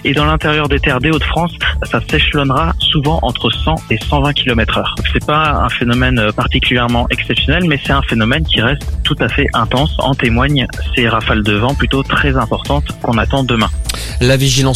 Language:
French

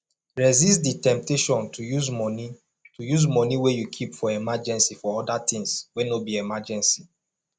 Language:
Nigerian Pidgin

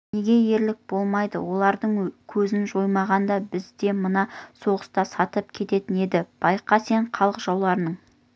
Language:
Kazakh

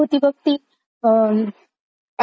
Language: Marathi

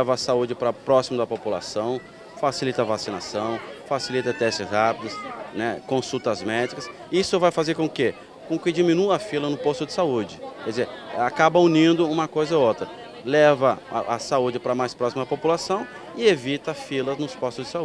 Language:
Portuguese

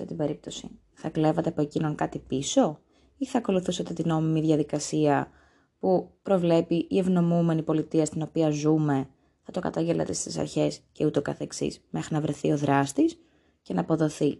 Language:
Greek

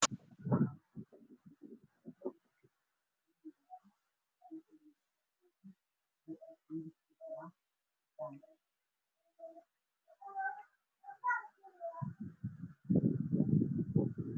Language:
Somali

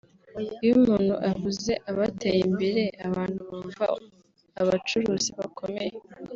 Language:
Kinyarwanda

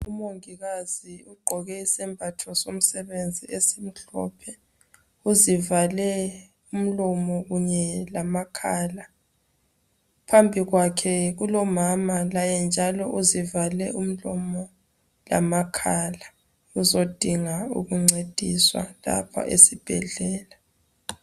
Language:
North Ndebele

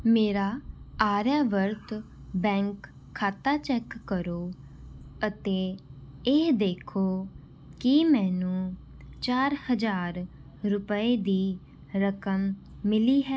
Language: Punjabi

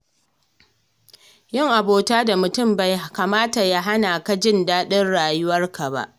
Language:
Hausa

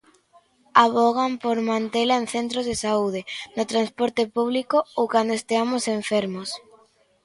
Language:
Galician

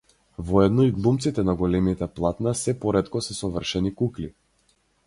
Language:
Macedonian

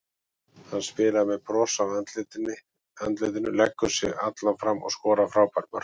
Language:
Icelandic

